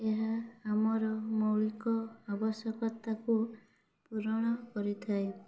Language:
Odia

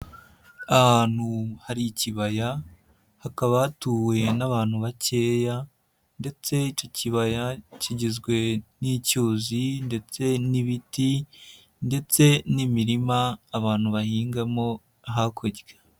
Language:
Kinyarwanda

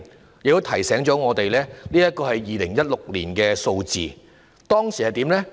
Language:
Cantonese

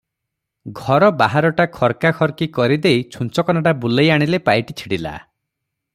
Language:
Odia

